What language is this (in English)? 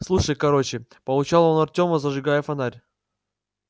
Russian